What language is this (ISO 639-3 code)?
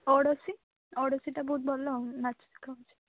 ori